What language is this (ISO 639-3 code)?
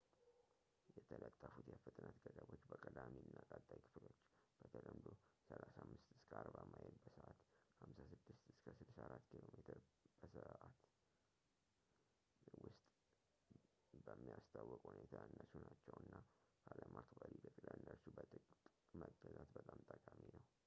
amh